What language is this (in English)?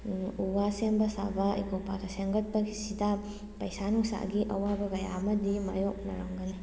Manipuri